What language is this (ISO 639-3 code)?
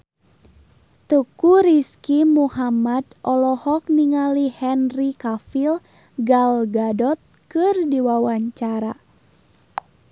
sun